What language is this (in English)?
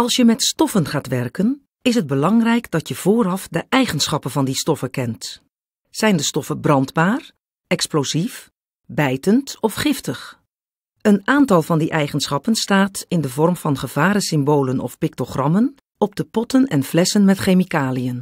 Dutch